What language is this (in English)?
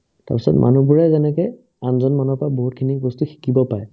Assamese